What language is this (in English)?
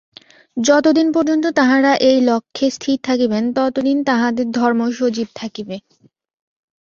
Bangla